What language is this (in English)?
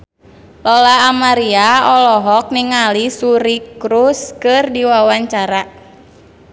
Sundanese